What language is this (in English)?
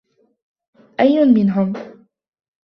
Arabic